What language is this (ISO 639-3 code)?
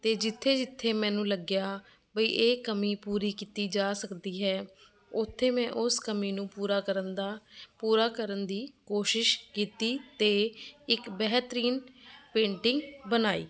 pan